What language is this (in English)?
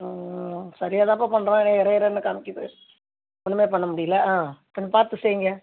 Tamil